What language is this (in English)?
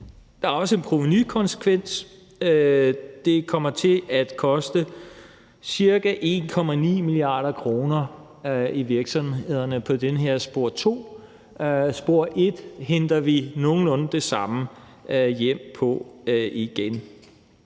Danish